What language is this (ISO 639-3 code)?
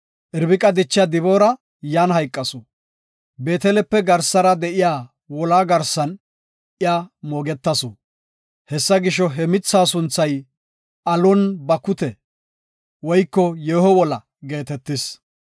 gof